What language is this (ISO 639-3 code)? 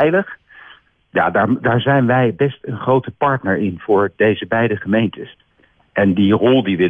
nld